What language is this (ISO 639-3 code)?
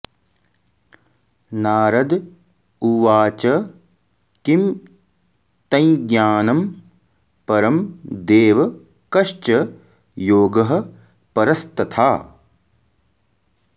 san